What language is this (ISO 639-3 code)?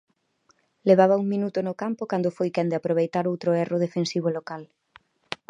glg